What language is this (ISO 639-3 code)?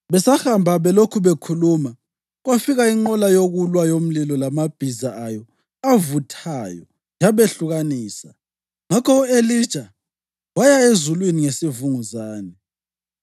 nde